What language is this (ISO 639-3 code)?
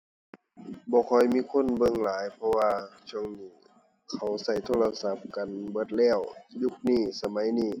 tha